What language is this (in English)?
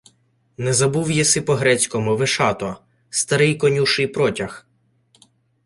Ukrainian